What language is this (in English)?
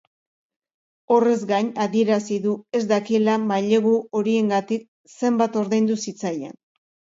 Basque